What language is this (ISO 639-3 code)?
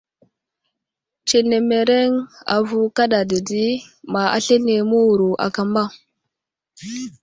udl